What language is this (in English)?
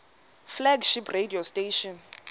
Xhosa